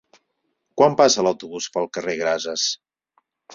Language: Catalan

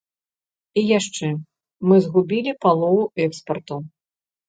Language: Belarusian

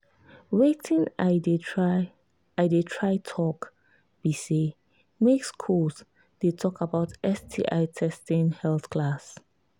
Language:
Nigerian Pidgin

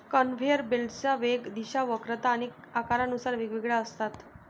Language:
Marathi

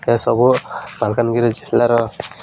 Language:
Odia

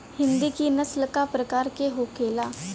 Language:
Bhojpuri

